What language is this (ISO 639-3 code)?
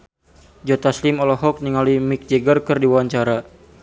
sun